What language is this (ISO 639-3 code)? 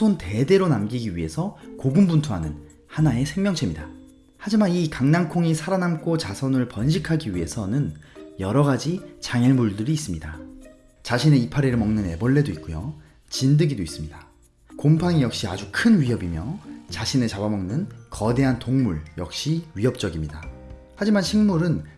kor